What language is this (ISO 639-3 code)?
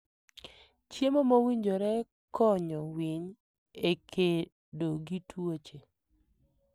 luo